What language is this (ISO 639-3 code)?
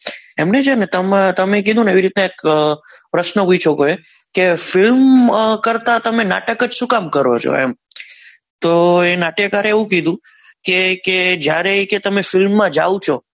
guj